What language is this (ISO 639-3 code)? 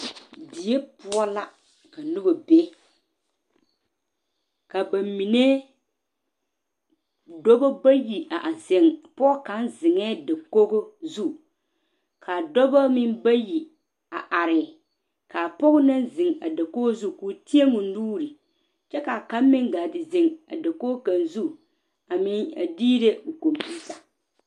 dga